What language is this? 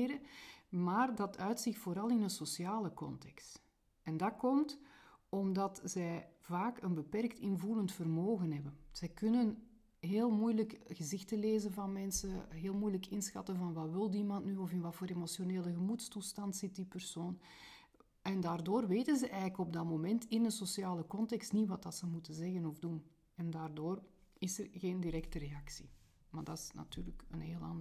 Dutch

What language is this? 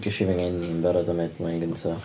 Welsh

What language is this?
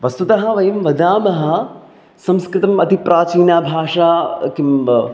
Sanskrit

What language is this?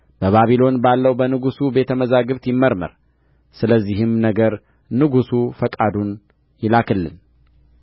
Amharic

